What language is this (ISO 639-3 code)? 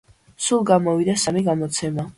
kat